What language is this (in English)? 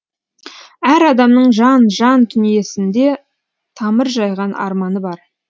Kazakh